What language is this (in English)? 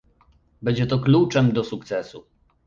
Polish